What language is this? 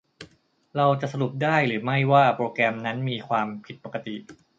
Thai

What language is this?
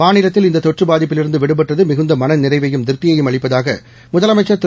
Tamil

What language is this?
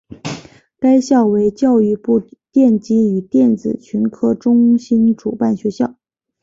Chinese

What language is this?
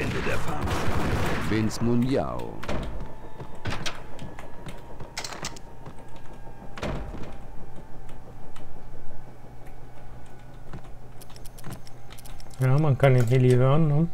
German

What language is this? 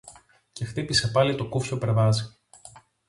Greek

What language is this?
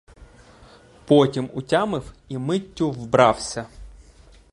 Ukrainian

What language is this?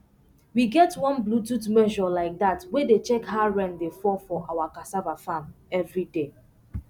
Nigerian Pidgin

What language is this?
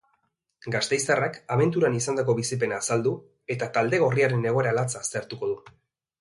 Basque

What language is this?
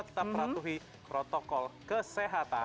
Indonesian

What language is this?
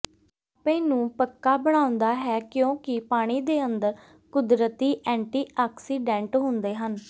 Punjabi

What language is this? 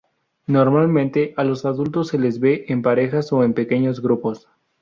Spanish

